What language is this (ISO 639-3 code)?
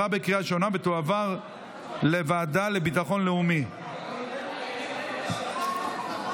heb